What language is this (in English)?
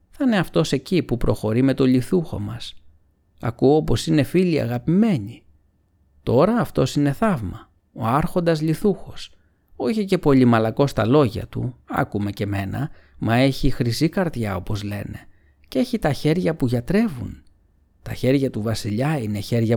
Greek